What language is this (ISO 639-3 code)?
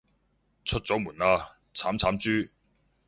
yue